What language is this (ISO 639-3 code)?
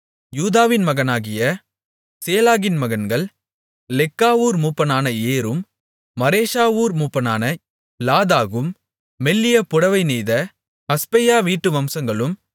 tam